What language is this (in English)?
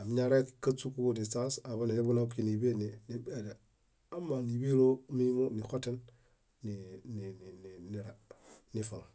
Bayot